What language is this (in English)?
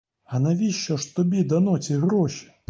Ukrainian